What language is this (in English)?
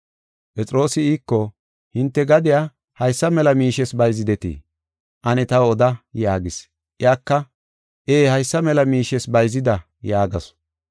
Gofa